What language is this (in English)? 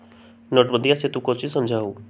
Magahi